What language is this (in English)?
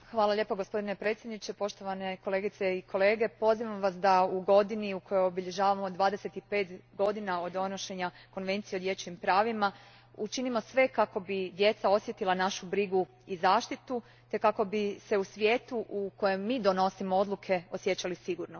Croatian